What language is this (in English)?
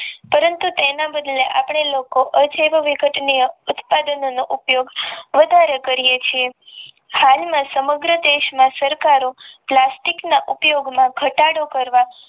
Gujarati